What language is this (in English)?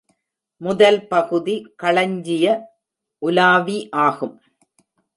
Tamil